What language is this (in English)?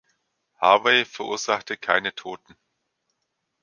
German